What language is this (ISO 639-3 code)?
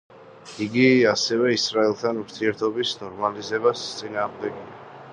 kat